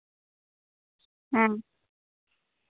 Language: Santali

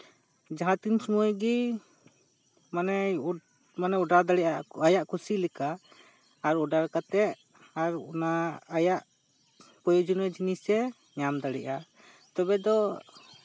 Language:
Santali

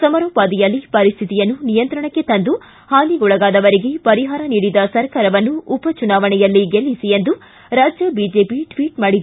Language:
Kannada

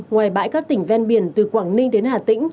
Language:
Vietnamese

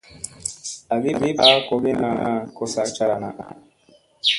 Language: Musey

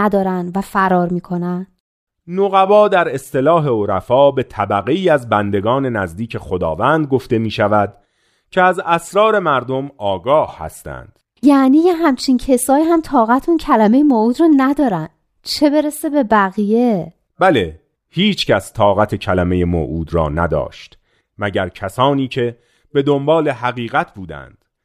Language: Persian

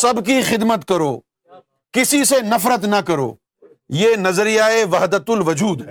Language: Urdu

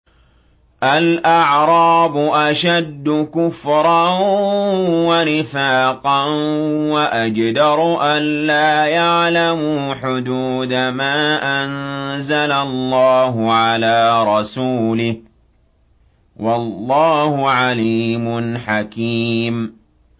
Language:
Arabic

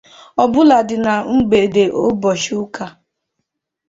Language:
Igbo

